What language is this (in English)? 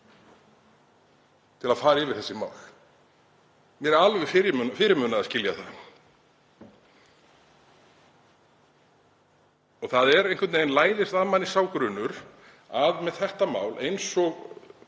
Icelandic